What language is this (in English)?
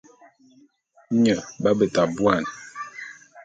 Bulu